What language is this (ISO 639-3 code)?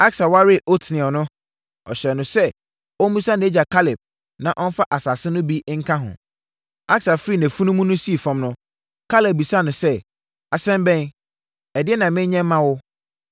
aka